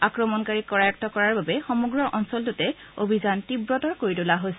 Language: Assamese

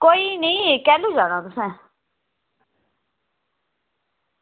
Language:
Dogri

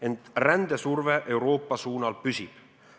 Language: Estonian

